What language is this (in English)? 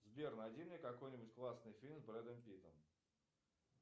Russian